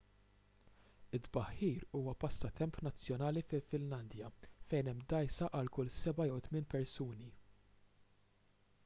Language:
Maltese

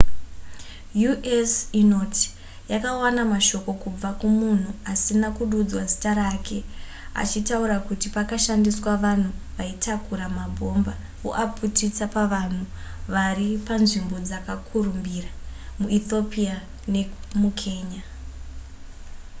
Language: Shona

